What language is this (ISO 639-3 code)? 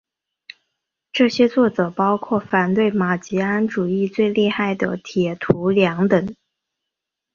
zho